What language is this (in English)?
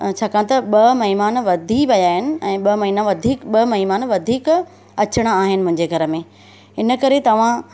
Sindhi